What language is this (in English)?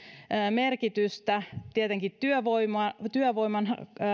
Finnish